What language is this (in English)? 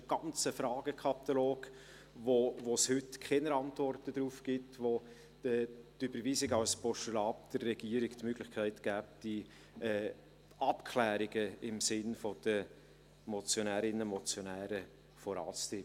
Swiss German